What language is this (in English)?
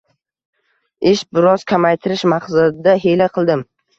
Uzbek